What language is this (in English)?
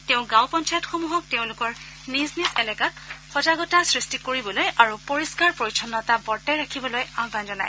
Assamese